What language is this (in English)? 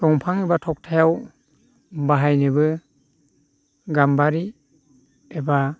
Bodo